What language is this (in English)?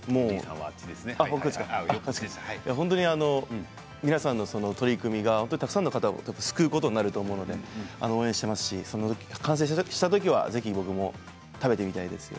Japanese